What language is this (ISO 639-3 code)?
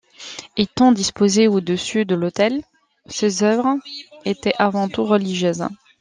fra